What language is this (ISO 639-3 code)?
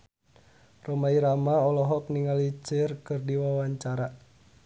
sun